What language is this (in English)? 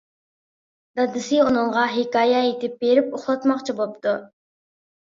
Uyghur